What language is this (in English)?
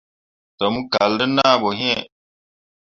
Mundang